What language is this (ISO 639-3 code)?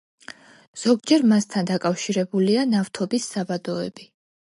kat